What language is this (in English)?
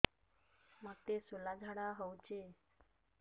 Odia